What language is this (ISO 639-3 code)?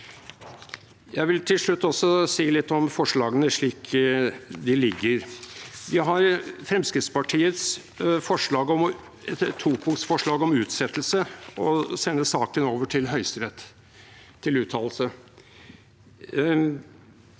nor